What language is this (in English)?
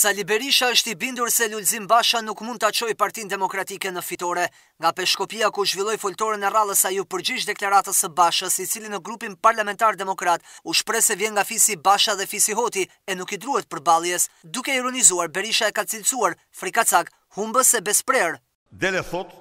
Romanian